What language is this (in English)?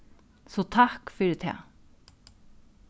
Faroese